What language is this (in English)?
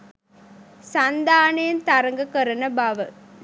Sinhala